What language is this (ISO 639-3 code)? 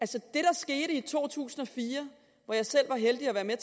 dan